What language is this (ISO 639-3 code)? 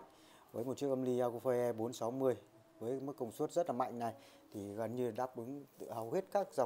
vie